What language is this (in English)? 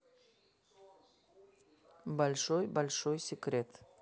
Russian